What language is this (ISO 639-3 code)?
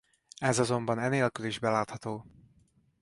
hun